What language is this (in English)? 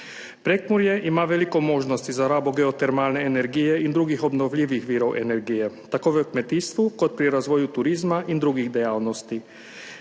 Slovenian